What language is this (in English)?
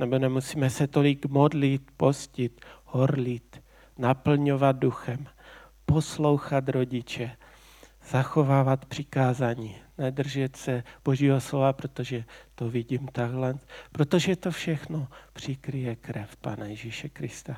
Czech